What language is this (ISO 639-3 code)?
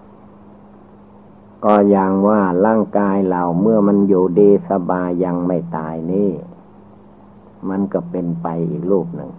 tha